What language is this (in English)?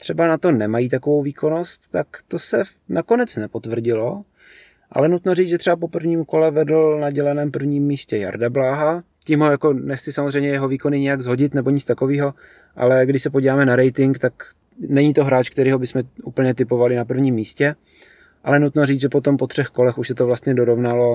Czech